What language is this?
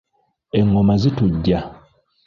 Ganda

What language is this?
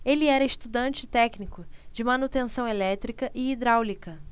Portuguese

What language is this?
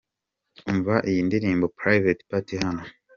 Kinyarwanda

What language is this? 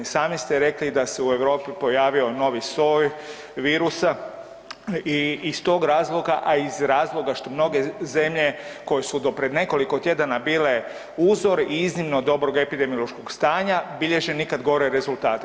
Croatian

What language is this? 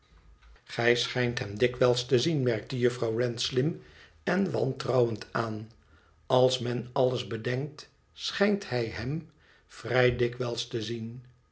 Dutch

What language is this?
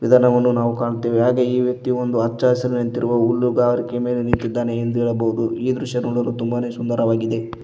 Kannada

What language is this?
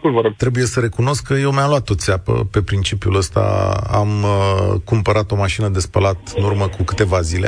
Romanian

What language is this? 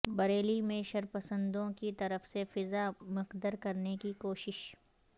Urdu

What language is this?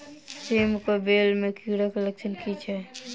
Maithili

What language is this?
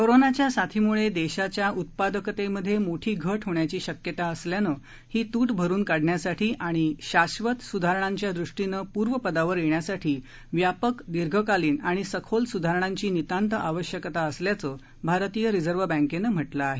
Marathi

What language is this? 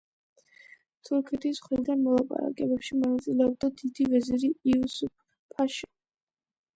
Georgian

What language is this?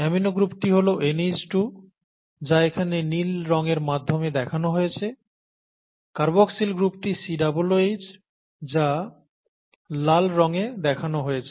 Bangla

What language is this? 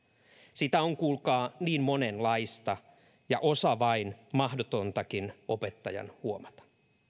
Finnish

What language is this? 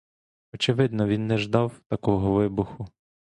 Ukrainian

